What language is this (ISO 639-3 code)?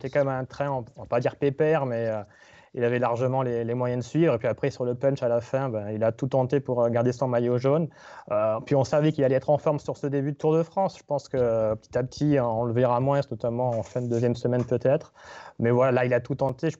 fra